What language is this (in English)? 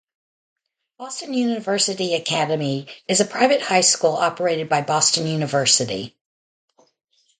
English